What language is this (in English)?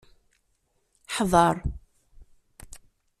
Kabyle